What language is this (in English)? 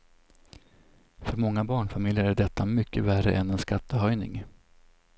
Swedish